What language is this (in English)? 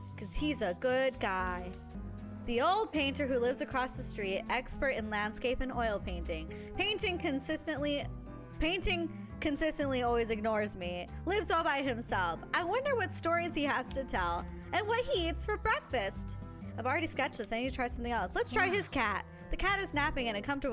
English